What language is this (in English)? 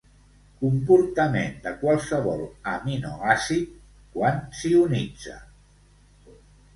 Catalan